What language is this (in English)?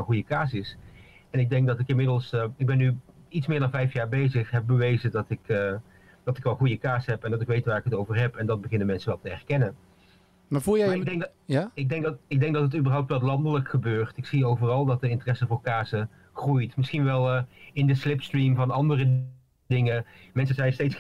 Dutch